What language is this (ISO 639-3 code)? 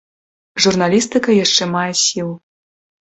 bel